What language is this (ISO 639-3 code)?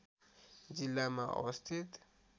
nep